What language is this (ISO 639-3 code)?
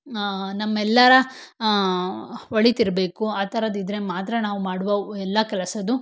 kan